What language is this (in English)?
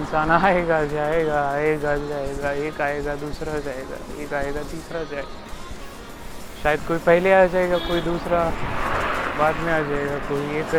Marathi